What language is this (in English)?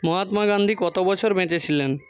Bangla